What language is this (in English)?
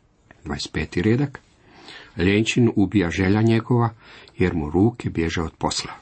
Croatian